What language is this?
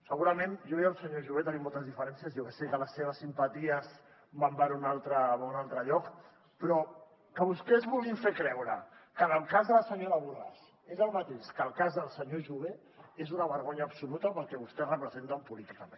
Catalan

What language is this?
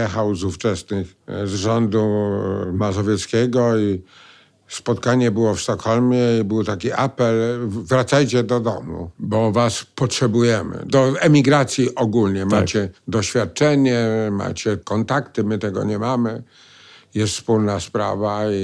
Polish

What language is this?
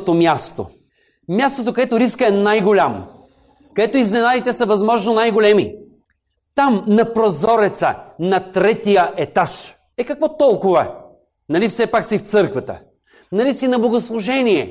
Bulgarian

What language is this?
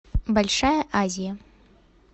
Russian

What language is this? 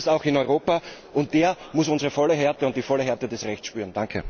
German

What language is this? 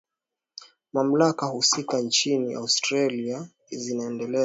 Swahili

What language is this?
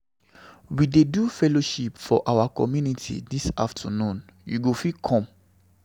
Nigerian Pidgin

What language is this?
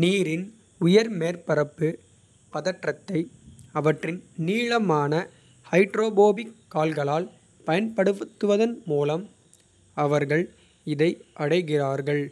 Kota (India)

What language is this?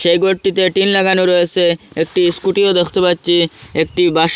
Bangla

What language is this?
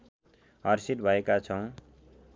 Nepali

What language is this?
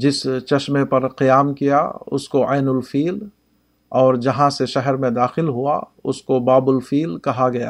Urdu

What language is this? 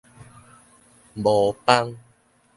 Min Nan Chinese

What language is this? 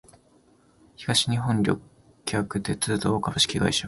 Japanese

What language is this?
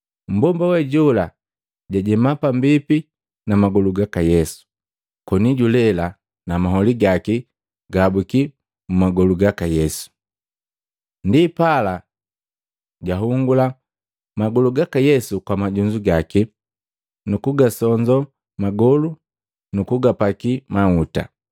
Matengo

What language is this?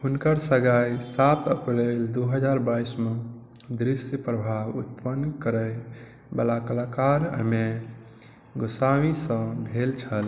Maithili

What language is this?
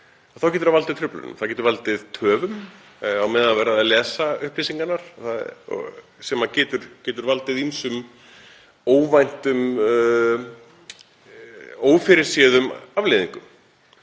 Icelandic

